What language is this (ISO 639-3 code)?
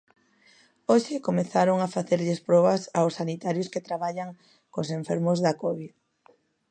glg